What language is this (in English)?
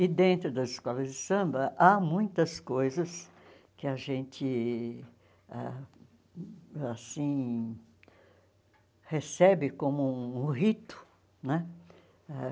Portuguese